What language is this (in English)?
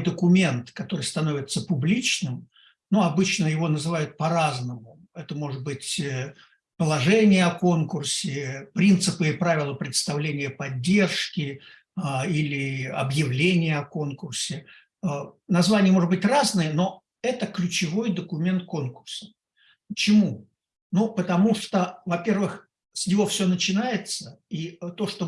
Russian